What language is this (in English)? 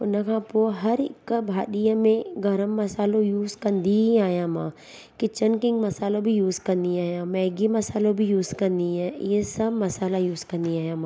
Sindhi